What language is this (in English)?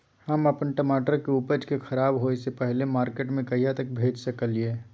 Maithili